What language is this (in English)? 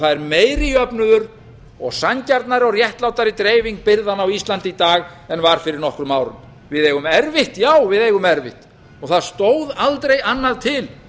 Icelandic